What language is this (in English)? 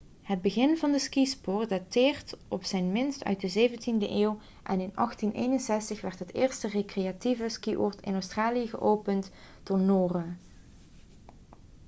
Dutch